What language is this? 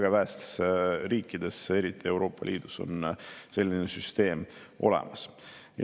Estonian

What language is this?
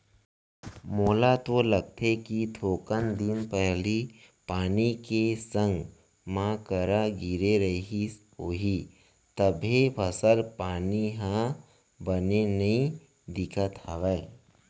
Chhattisgarhi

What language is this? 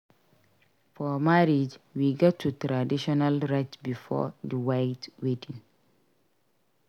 Nigerian Pidgin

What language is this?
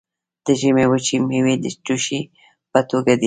Pashto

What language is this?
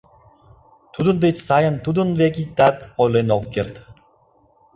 Mari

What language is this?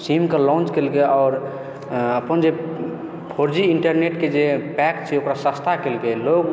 Maithili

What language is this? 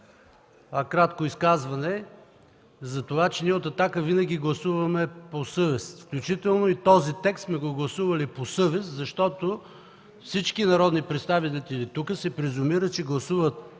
Bulgarian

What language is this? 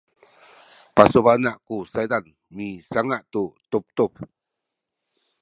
Sakizaya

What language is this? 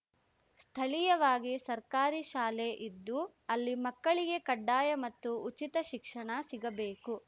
Kannada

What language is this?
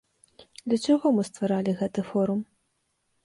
Belarusian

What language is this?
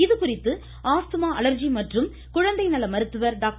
Tamil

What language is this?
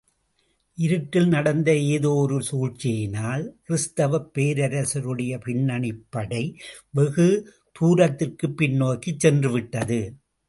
Tamil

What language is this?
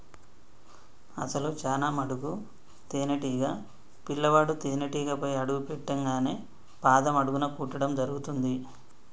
Telugu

